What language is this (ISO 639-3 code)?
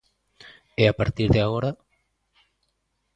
glg